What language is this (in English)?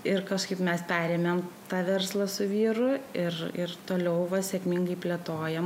Lithuanian